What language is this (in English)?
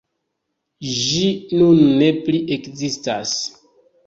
Esperanto